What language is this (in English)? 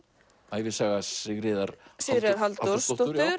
Icelandic